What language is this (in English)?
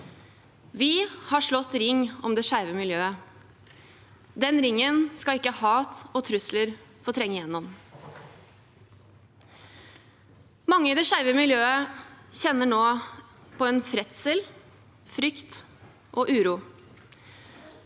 Norwegian